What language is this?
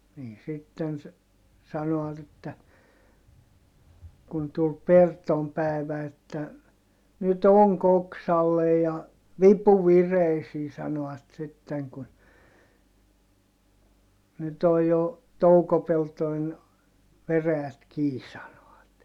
Finnish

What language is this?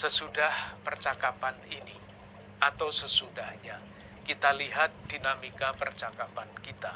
Indonesian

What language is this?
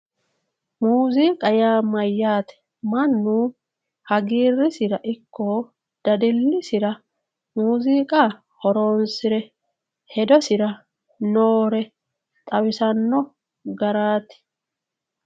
Sidamo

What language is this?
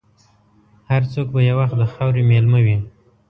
Pashto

